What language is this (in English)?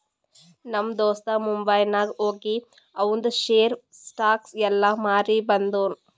Kannada